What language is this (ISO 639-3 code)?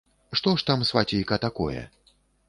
bel